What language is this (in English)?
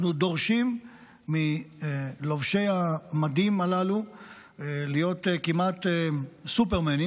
Hebrew